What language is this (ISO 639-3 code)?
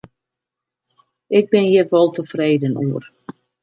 fry